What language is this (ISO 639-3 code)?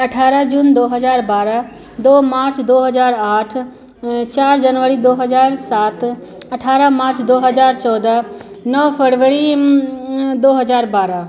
hin